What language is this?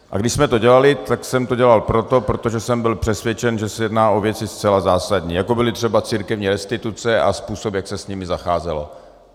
Czech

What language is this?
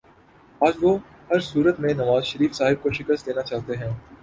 Urdu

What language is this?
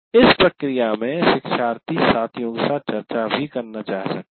Hindi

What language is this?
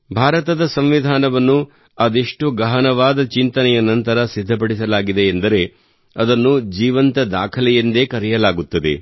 Kannada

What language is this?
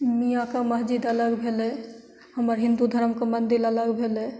Maithili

